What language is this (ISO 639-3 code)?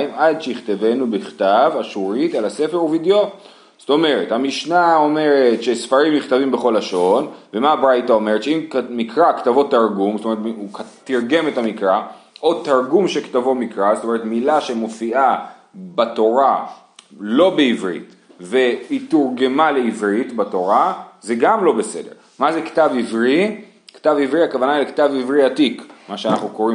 heb